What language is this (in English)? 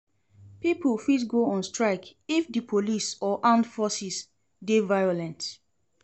Nigerian Pidgin